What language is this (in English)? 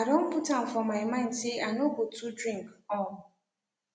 Nigerian Pidgin